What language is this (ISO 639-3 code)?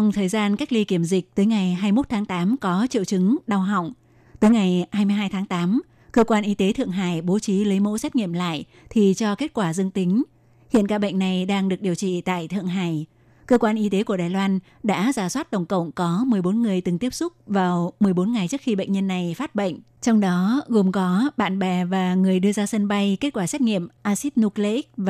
vie